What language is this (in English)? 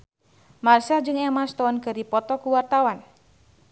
Sundanese